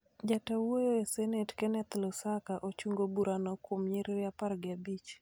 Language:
Luo (Kenya and Tanzania)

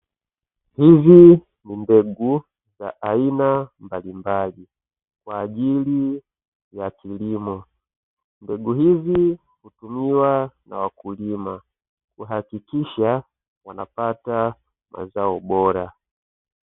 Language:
Swahili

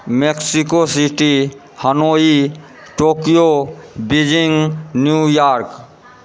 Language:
Maithili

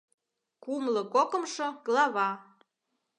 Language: Mari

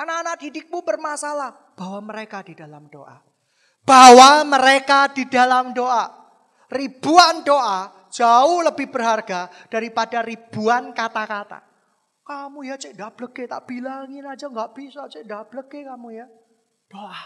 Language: Indonesian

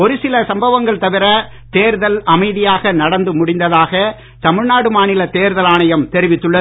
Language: Tamil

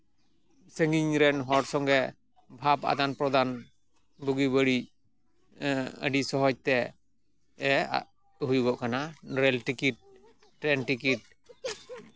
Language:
Santali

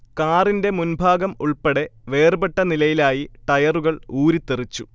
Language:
Malayalam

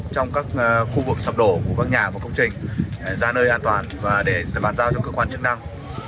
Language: Vietnamese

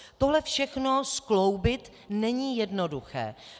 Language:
Czech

